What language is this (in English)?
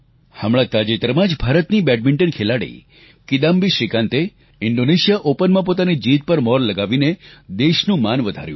Gujarati